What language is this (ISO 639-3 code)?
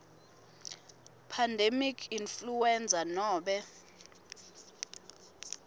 ssw